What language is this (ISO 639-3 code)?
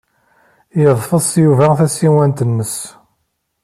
kab